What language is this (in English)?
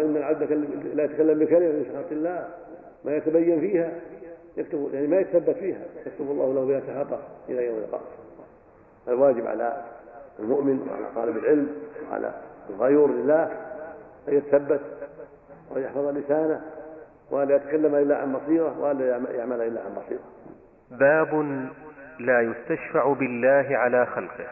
Arabic